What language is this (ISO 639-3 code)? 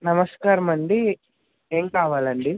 tel